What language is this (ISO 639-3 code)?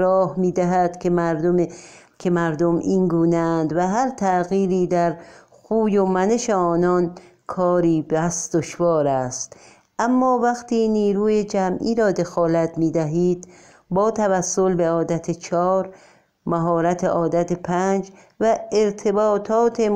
fas